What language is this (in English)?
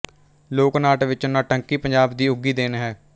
Punjabi